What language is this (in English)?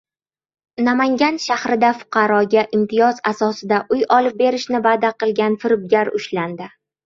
Uzbek